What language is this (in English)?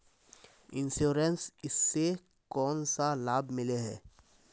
Magahi